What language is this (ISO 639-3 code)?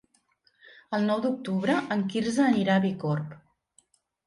cat